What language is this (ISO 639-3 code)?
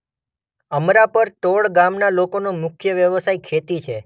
guj